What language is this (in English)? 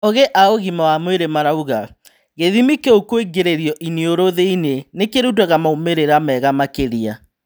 Kikuyu